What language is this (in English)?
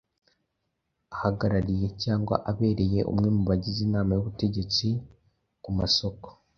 Kinyarwanda